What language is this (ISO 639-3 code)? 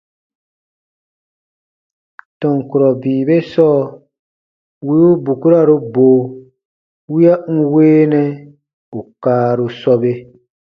bba